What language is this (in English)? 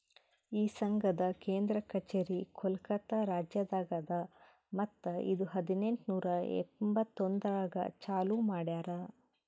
Kannada